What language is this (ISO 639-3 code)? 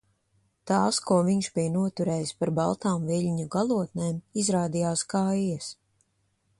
lav